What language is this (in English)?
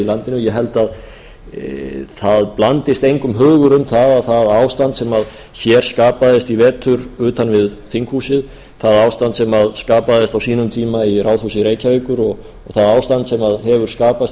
Icelandic